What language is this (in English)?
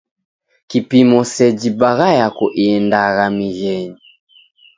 Taita